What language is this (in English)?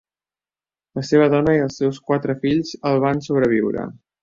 Catalan